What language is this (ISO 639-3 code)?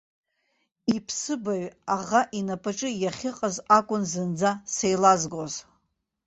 abk